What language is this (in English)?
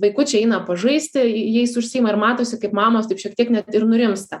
Lithuanian